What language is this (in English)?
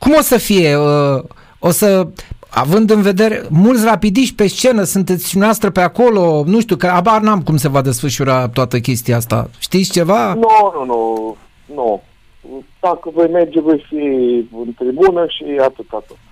Romanian